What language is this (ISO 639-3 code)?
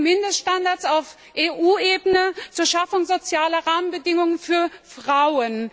deu